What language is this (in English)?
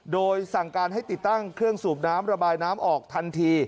Thai